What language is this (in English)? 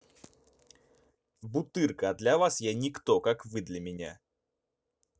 Russian